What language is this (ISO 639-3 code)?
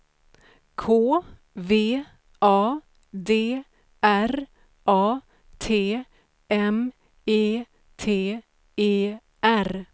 swe